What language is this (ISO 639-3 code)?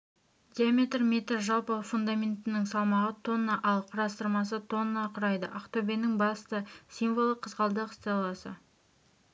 kaz